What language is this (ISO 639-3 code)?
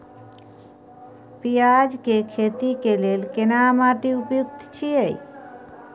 mai